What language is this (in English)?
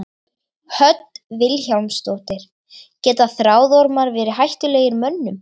Icelandic